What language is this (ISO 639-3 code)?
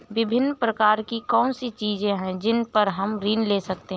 hin